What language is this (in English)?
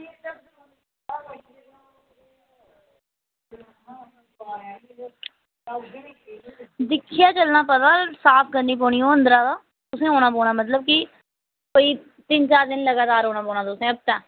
Dogri